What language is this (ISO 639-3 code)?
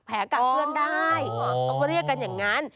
tha